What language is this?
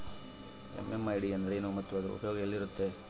Kannada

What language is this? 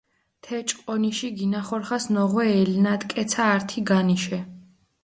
Mingrelian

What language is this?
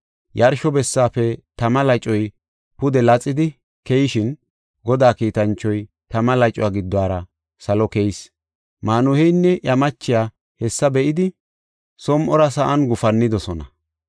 Gofa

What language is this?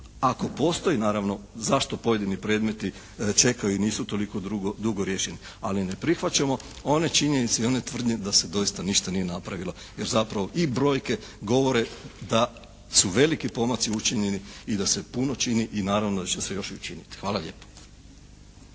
Croatian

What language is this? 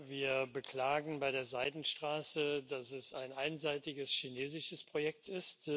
German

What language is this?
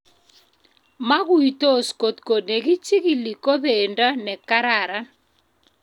Kalenjin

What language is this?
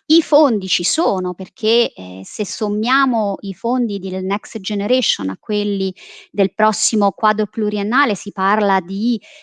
Italian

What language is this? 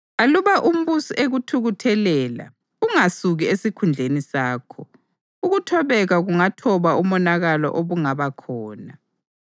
North Ndebele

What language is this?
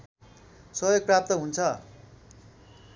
Nepali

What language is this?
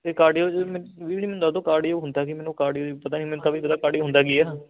Punjabi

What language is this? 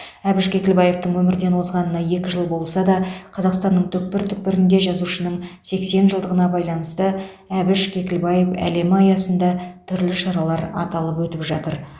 Kazakh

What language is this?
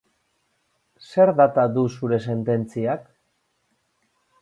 Basque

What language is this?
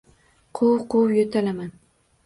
Uzbek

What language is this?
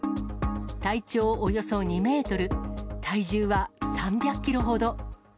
Japanese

